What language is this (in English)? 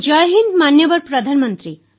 Odia